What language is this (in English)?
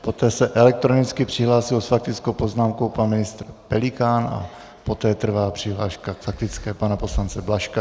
Czech